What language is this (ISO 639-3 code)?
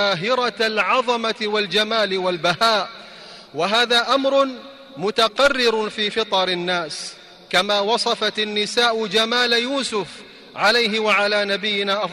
ara